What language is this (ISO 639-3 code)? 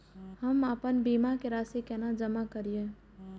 mai